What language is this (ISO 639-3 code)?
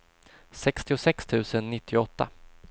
swe